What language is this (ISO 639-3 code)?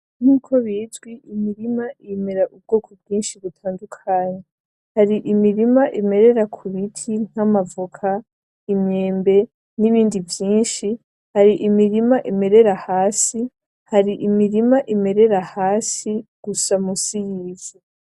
run